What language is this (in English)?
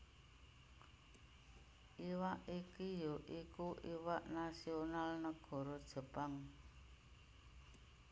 Javanese